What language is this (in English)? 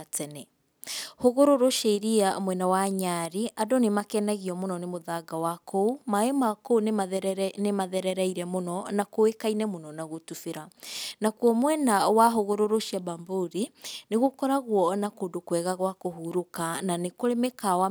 Kikuyu